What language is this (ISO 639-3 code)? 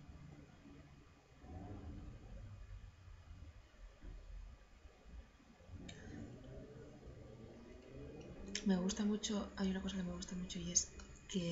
spa